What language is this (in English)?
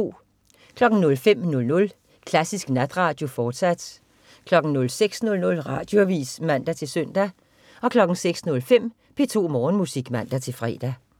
Danish